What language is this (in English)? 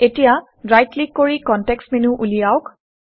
Assamese